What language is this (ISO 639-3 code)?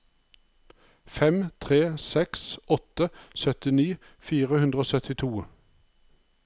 nor